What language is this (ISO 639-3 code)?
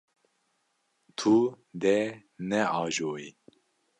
kur